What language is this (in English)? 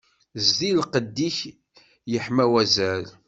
Kabyle